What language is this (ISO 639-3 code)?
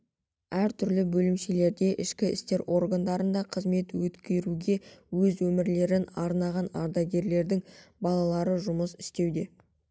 kaz